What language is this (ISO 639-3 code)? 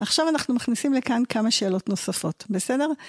heb